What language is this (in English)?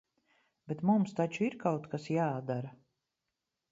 Latvian